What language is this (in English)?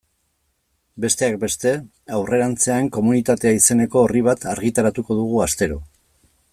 Basque